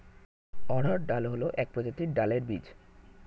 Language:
Bangla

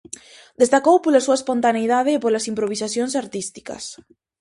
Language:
Galician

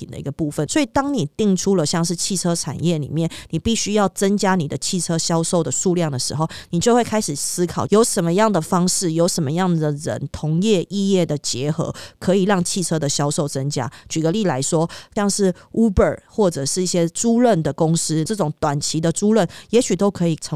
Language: Chinese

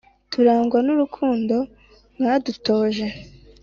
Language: Kinyarwanda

